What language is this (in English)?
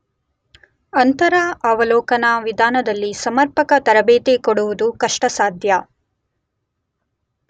Kannada